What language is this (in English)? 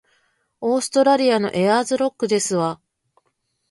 Japanese